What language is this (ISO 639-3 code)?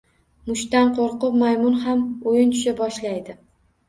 uzb